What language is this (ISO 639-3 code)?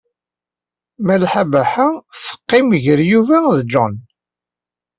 kab